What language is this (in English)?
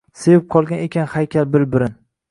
Uzbek